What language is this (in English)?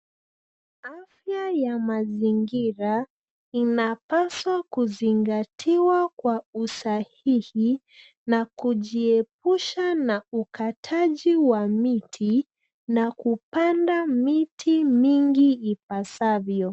Swahili